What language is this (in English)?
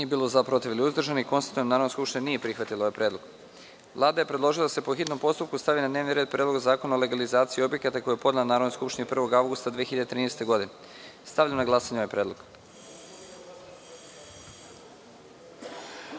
Serbian